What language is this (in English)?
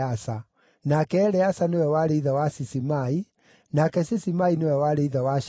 Kikuyu